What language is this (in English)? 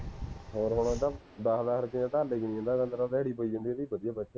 Punjabi